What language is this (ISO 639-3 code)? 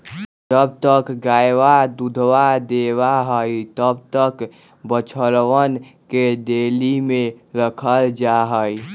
mag